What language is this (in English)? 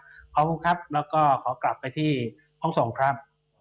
Thai